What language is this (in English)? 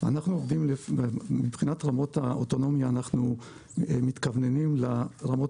Hebrew